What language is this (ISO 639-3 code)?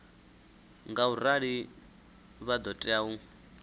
ven